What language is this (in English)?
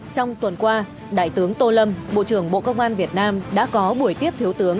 Vietnamese